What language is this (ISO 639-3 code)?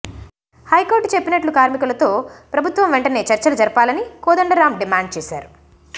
tel